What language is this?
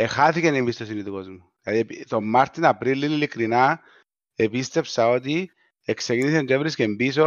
Greek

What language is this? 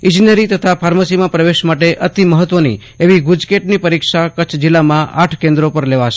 Gujarati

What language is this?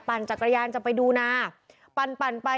Thai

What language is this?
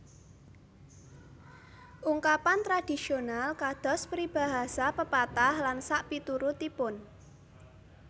Javanese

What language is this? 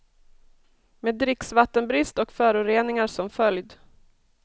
Swedish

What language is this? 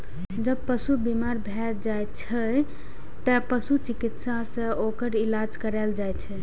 Maithili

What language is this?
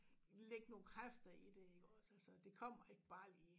Danish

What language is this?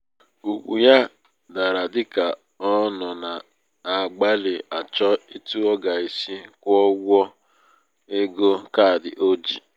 Igbo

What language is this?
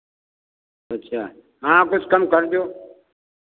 Hindi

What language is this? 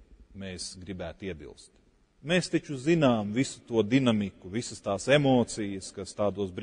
Latvian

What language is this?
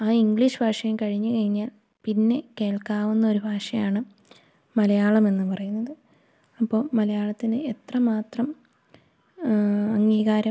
Malayalam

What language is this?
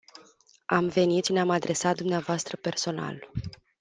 Romanian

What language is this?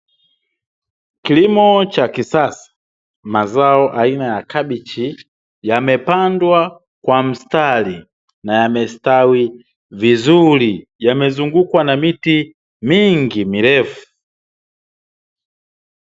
Swahili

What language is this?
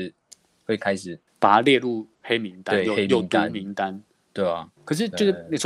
Chinese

